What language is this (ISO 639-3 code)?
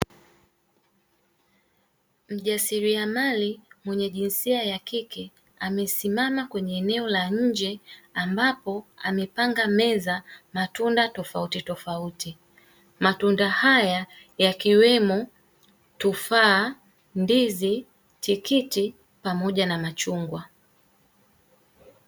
swa